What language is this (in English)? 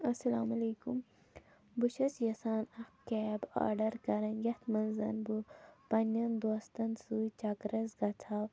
Kashmiri